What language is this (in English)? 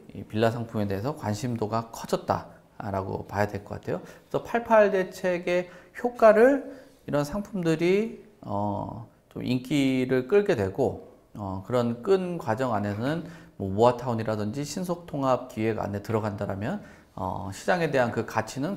Korean